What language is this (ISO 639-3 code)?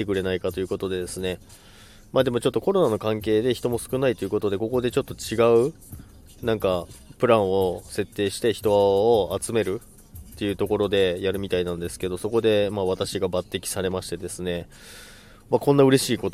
jpn